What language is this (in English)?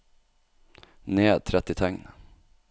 Norwegian